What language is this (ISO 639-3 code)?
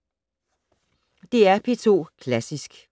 dan